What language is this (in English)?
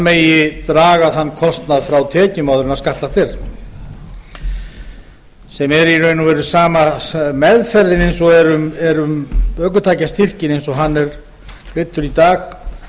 Icelandic